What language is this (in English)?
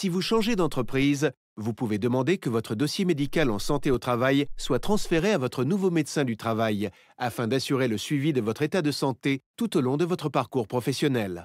French